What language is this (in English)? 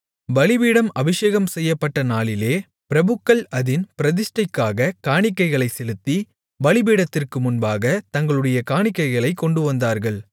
Tamil